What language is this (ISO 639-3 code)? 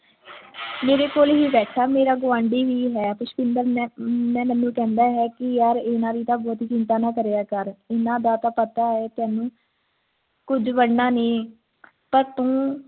pan